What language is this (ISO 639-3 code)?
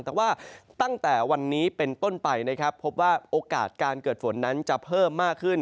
tha